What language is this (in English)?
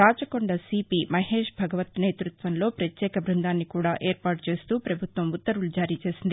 Telugu